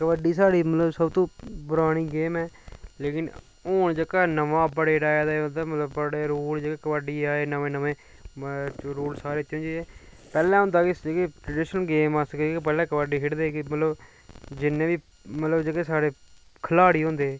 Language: Dogri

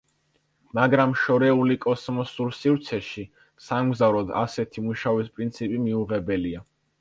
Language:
Georgian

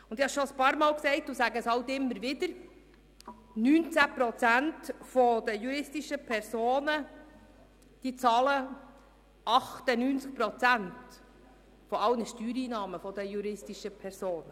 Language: Swiss German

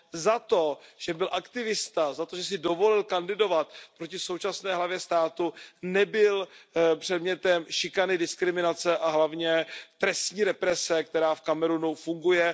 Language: Czech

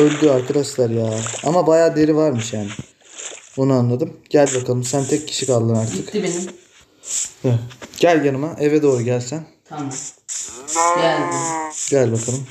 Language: Turkish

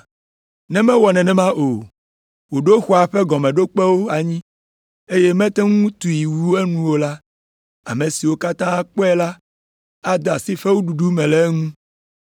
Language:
Ewe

